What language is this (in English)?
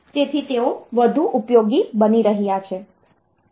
Gujarati